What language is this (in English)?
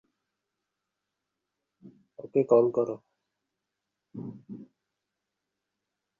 Bangla